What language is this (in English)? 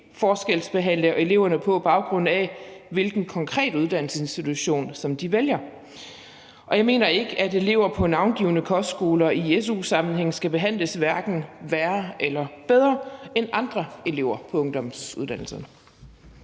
Danish